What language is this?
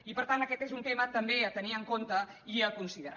Catalan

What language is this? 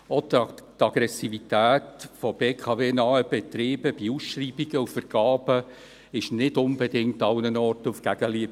Swiss German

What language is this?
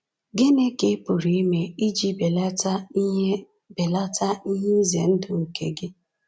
Igbo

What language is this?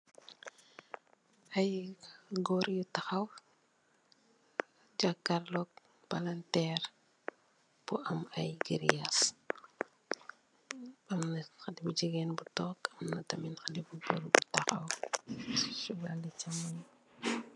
Wolof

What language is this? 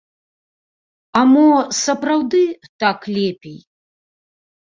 Belarusian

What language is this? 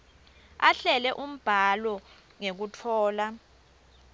Swati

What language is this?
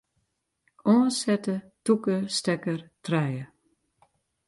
Western Frisian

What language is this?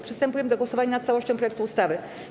Polish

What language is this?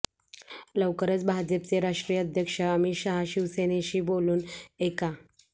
Marathi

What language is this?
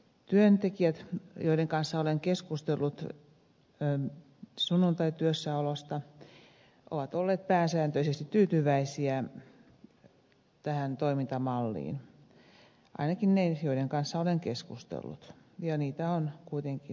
Finnish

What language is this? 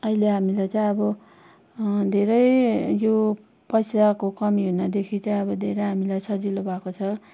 Nepali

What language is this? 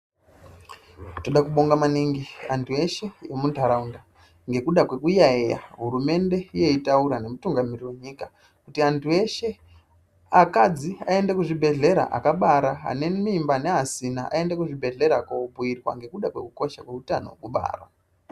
Ndau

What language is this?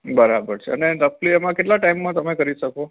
Gujarati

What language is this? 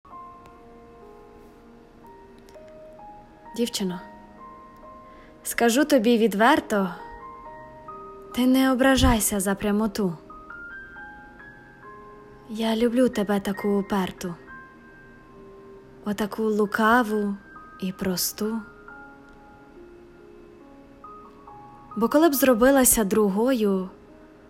Ukrainian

